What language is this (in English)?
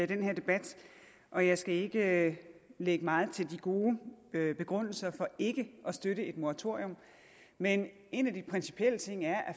Danish